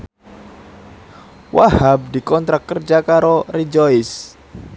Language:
Javanese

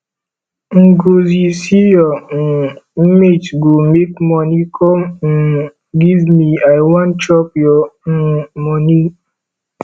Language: Nigerian Pidgin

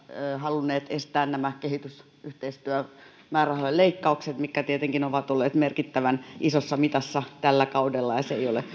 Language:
Finnish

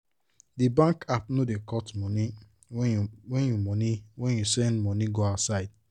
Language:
Nigerian Pidgin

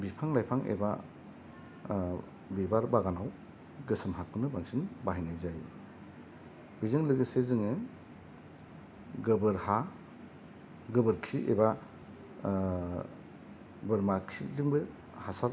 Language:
Bodo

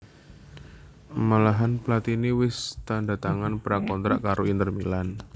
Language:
Javanese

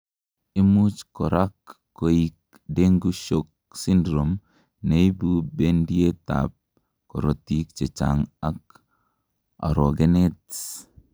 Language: Kalenjin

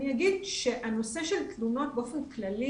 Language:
Hebrew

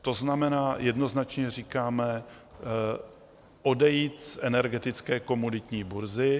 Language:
Czech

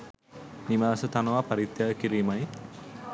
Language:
Sinhala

